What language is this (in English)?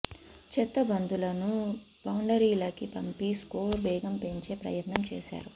Telugu